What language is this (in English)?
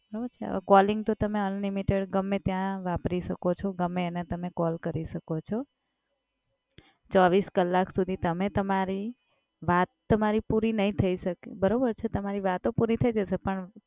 Gujarati